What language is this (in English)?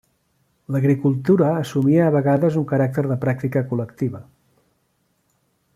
Catalan